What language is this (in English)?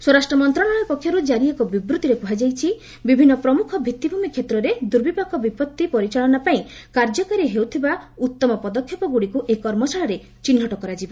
Odia